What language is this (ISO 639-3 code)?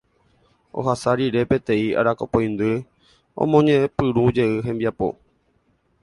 grn